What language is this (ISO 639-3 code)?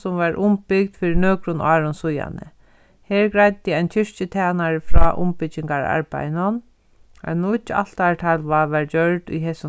fao